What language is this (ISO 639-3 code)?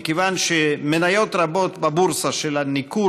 heb